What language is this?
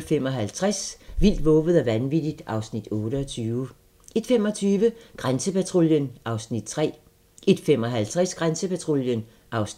Danish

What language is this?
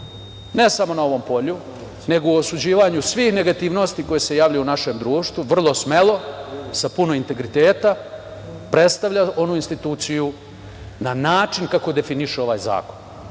Serbian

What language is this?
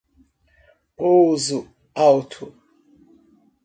Portuguese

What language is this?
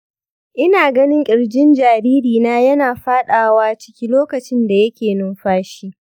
Hausa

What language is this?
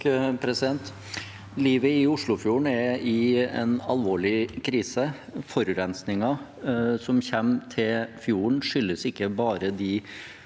Norwegian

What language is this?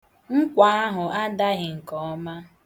Igbo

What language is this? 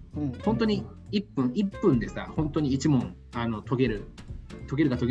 Japanese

